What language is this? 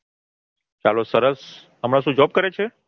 Gujarati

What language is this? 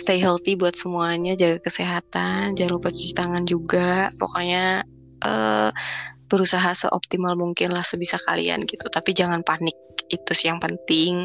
Indonesian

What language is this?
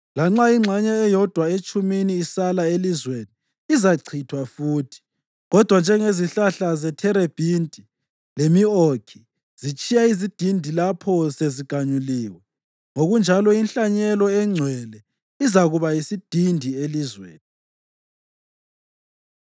North Ndebele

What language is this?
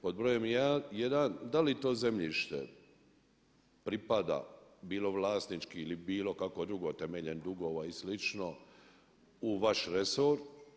Croatian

